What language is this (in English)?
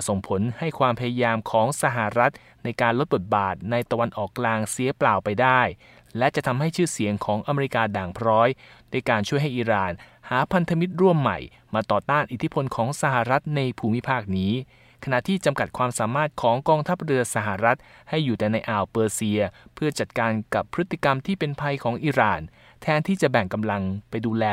Thai